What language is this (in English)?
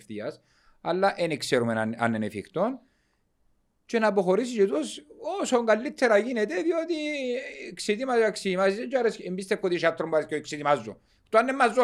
Greek